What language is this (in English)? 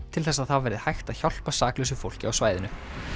Icelandic